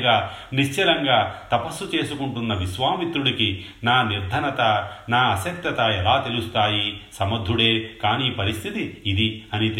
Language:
Telugu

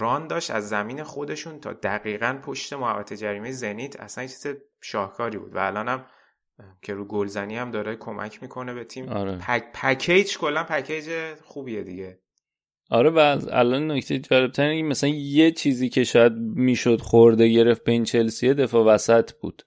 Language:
Persian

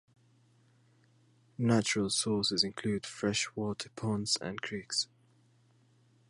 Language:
English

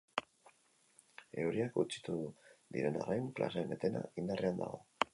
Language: Basque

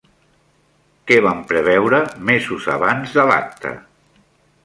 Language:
Catalan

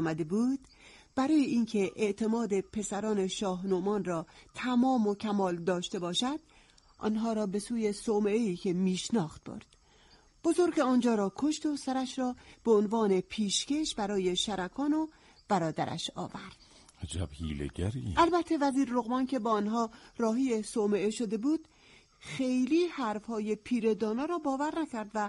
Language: Persian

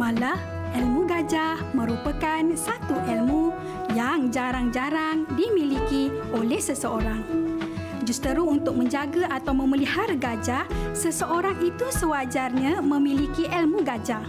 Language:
Malay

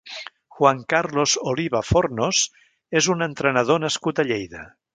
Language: Catalan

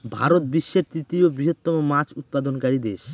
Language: Bangla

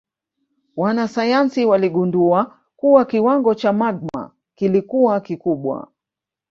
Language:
Swahili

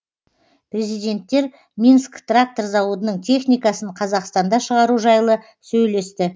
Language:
Kazakh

